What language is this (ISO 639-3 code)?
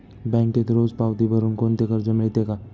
mar